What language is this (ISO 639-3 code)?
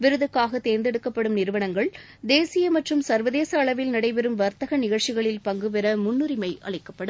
tam